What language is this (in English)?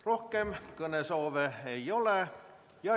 Estonian